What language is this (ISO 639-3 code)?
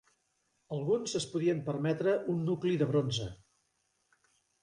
cat